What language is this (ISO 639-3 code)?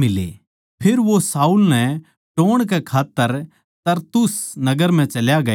bgc